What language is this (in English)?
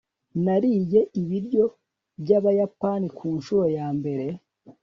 Kinyarwanda